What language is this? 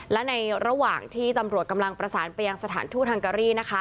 Thai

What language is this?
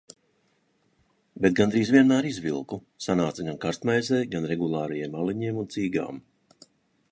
Latvian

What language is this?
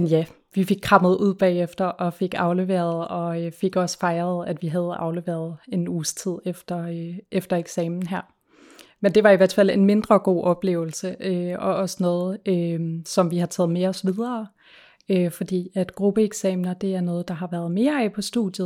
Danish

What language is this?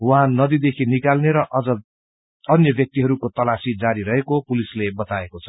Nepali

